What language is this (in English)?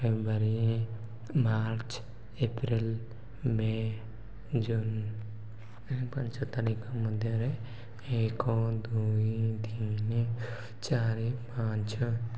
Odia